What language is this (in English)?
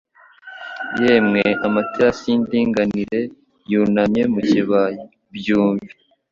Kinyarwanda